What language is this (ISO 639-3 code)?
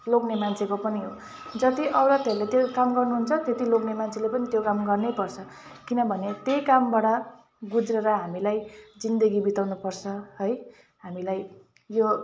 nep